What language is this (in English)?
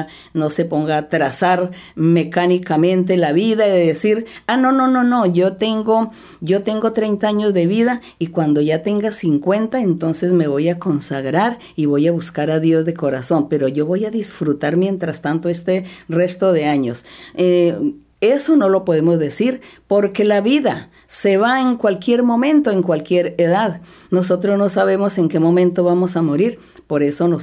Spanish